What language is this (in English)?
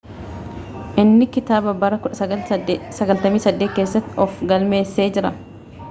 Oromo